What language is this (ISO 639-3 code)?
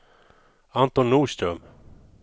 swe